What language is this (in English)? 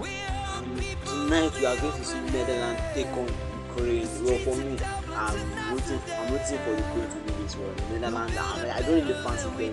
English